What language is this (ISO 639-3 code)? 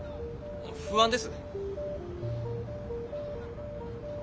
jpn